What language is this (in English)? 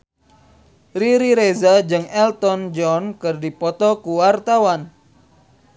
Sundanese